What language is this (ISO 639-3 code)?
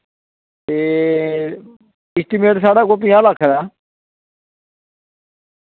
doi